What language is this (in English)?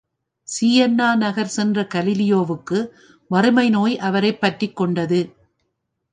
Tamil